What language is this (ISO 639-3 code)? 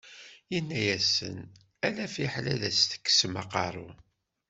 kab